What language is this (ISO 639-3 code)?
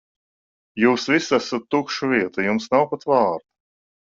lav